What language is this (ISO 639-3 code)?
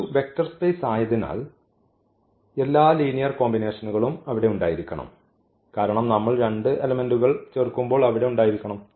mal